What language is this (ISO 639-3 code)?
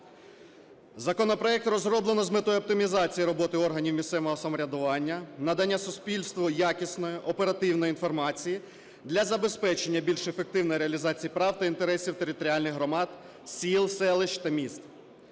ukr